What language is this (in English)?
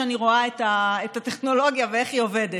Hebrew